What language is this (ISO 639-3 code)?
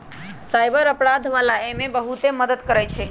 mag